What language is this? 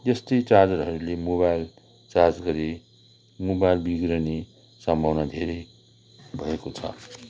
Nepali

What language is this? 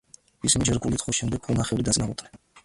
Georgian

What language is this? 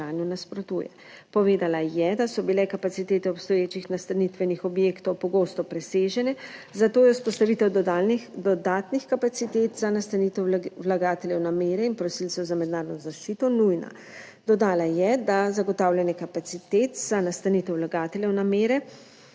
Slovenian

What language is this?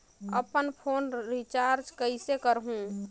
Chhattisgarhi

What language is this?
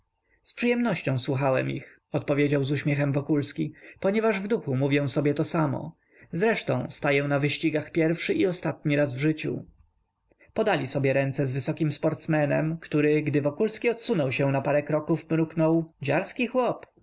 Polish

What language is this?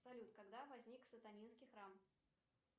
Russian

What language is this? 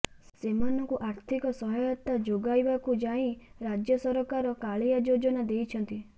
Odia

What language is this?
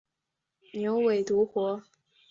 Chinese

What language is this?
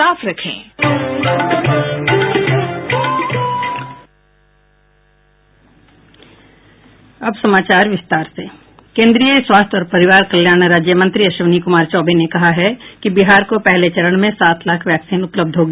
Hindi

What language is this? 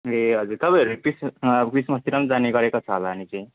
Nepali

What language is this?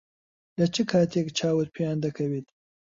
Central Kurdish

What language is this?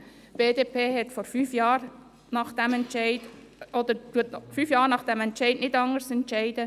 Swiss German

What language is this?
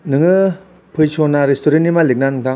Bodo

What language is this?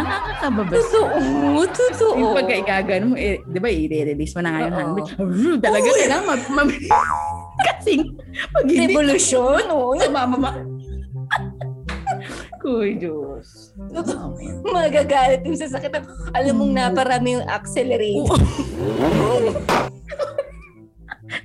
Filipino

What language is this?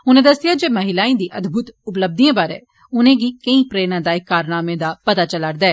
Dogri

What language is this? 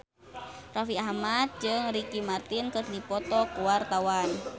Sundanese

